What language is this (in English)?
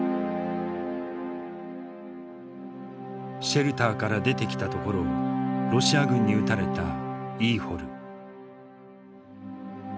Japanese